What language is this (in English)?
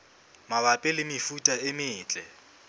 Southern Sotho